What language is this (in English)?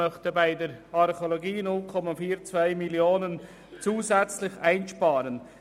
Swiss German